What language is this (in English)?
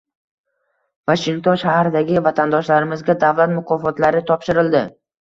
Uzbek